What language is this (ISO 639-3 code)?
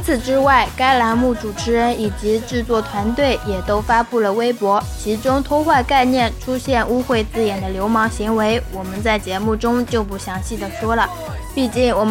zho